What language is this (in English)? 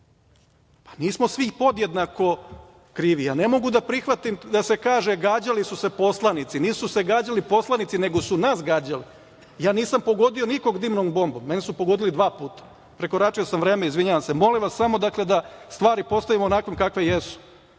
Serbian